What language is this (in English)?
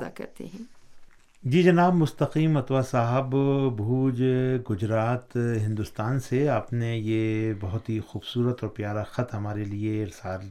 Urdu